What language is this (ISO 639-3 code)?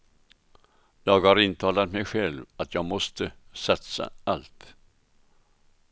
swe